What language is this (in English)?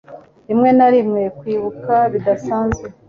Kinyarwanda